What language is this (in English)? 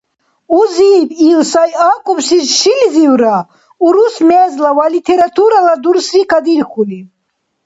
Dargwa